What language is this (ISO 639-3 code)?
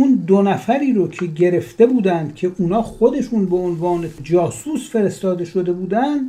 fas